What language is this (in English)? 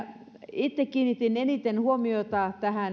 Finnish